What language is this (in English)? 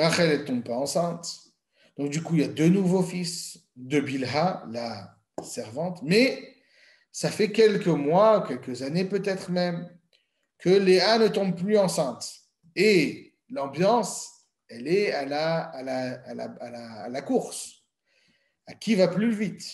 French